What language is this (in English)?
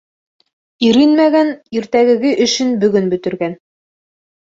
Bashkir